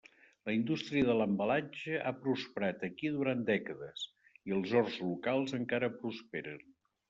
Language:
Catalan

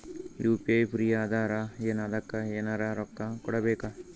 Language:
Kannada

